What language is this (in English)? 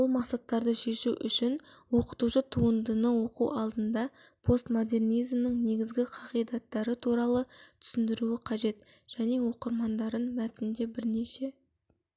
Kazakh